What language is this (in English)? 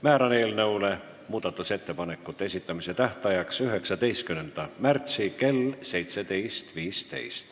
Estonian